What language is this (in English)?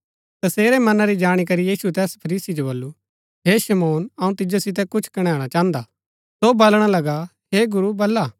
Gaddi